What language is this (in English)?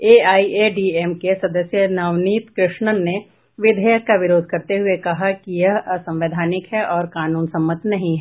Hindi